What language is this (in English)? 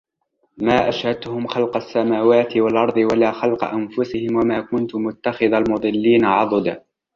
Arabic